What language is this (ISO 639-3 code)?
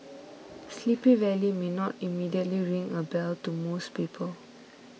eng